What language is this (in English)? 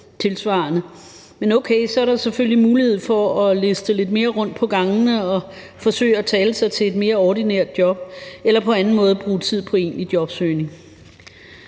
Danish